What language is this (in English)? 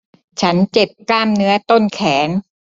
Thai